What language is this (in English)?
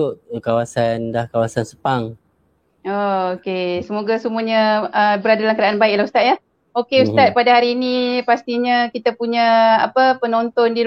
Malay